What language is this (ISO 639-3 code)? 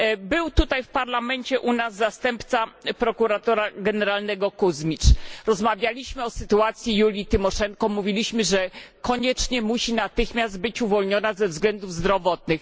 pol